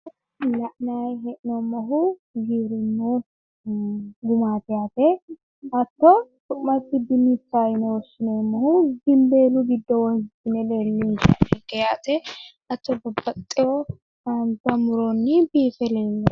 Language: Sidamo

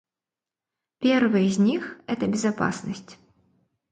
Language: Russian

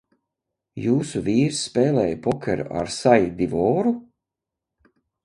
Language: Latvian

